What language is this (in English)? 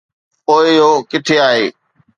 Sindhi